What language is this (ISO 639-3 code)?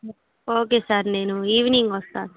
tel